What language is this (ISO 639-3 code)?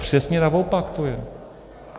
ces